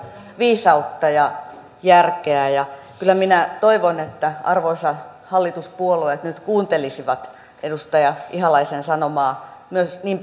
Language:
Finnish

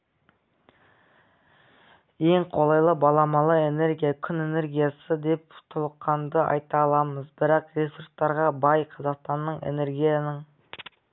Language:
Kazakh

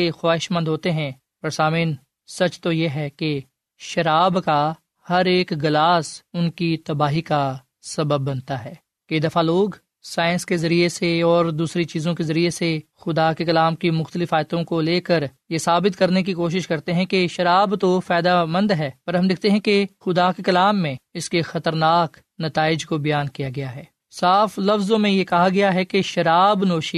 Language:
Urdu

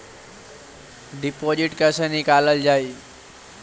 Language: Bhojpuri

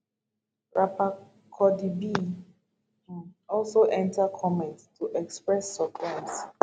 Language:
Nigerian Pidgin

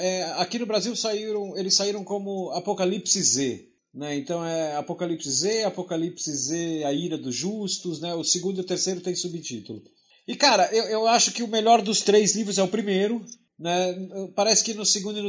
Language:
Portuguese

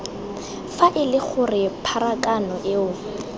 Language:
Tswana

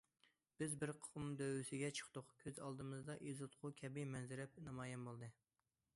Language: Uyghur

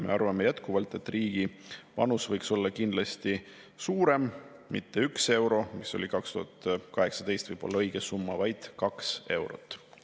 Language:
Estonian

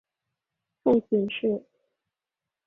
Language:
Chinese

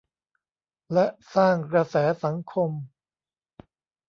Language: Thai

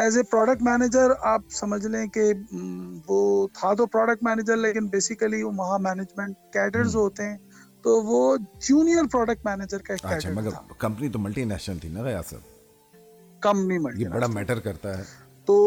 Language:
Urdu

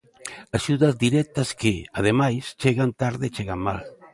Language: Galician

